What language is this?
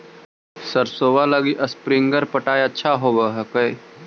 Magahi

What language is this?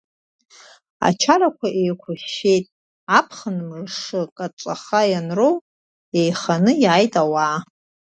Abkhazian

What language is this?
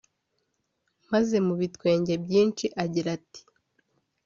Kinyarwanda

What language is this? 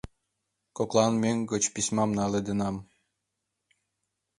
Mari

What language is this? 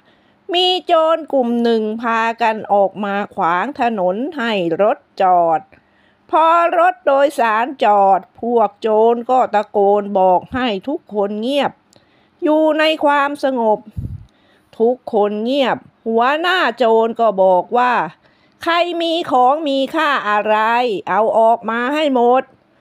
Thai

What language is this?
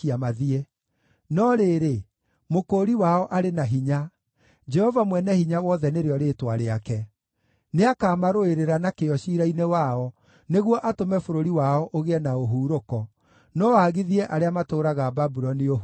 Kikuyu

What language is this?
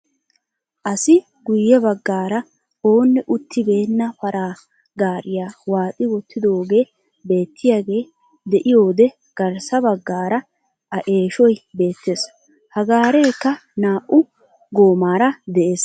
Wolaytta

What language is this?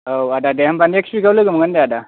Bodo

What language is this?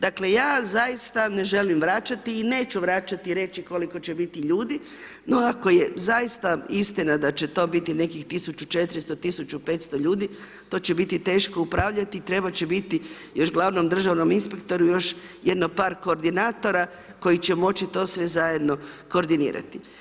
Croatian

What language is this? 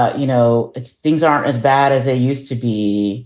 English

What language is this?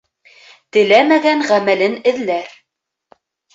Bashkir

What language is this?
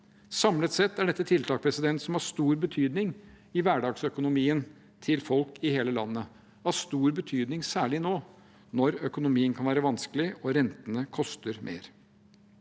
Norwegian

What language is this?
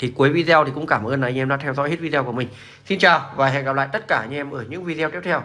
Vietnamese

